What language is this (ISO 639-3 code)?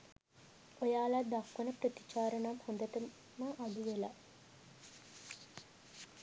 sin